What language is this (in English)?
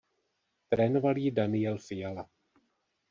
Czech